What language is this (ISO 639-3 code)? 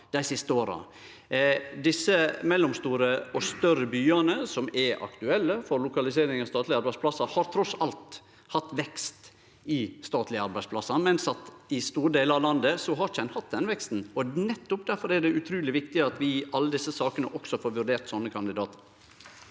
nor